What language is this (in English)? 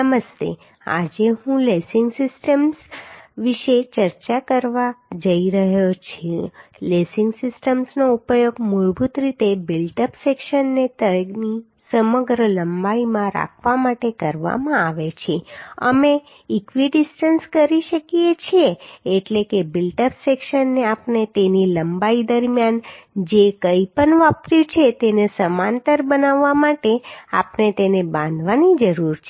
Gujarati